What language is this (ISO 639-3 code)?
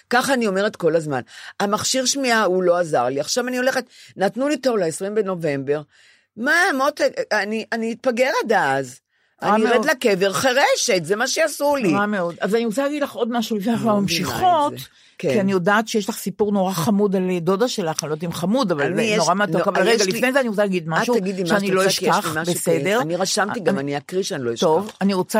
heb